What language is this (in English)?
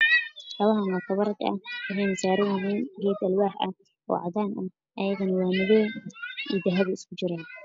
Somali